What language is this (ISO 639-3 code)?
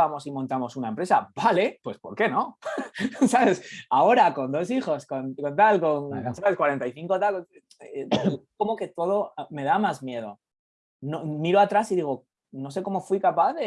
spa